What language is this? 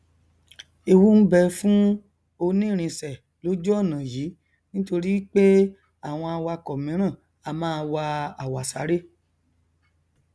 Yoruba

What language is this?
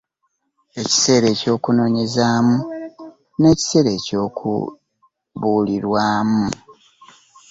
Ganda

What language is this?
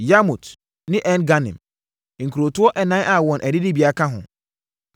Akan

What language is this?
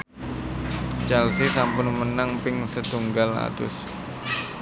Javanese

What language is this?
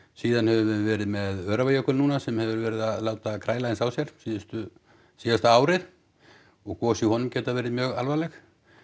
Icelandic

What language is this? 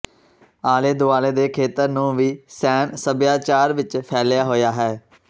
Punjabi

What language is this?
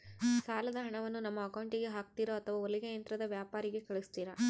Kannada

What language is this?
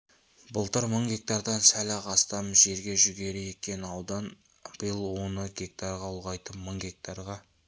Kazakh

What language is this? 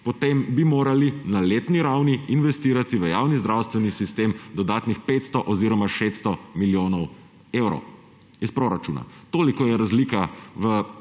Slovenian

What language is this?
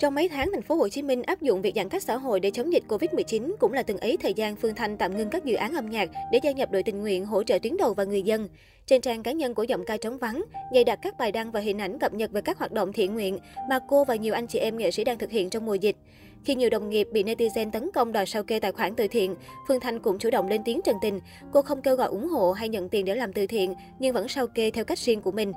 Vietnamese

